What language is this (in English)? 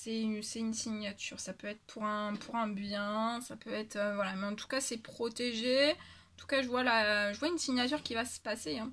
French